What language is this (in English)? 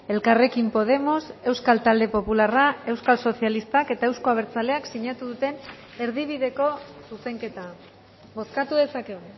Basque